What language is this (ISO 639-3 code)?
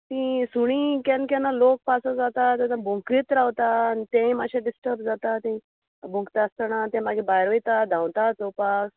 kok